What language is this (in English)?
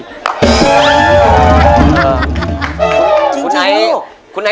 Thai